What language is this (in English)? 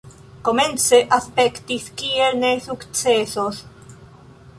Esperanto